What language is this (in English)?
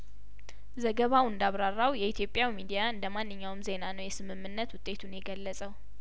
Amharic